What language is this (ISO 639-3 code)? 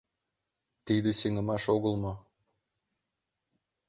chm